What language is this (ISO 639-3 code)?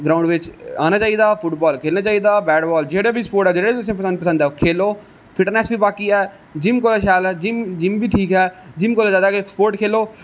doi